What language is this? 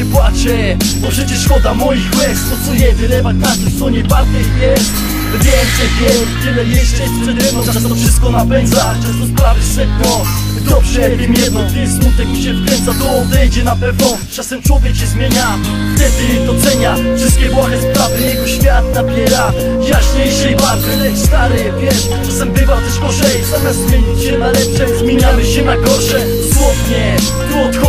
Polish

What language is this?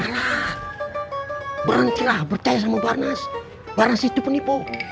Indonesian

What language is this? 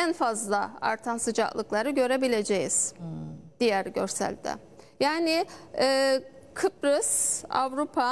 Turkish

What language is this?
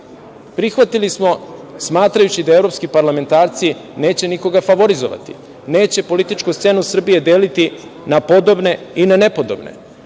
Serbian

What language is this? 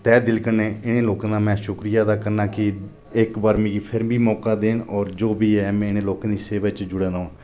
Dogri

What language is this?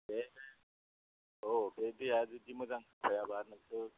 Bodo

